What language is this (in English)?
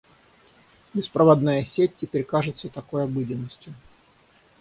Russian